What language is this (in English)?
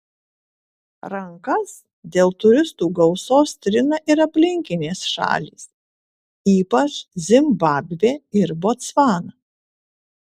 Lithuanian